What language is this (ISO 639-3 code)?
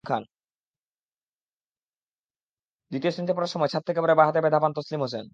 ben